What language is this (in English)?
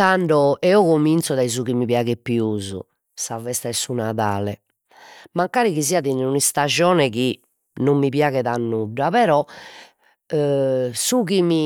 Sardinian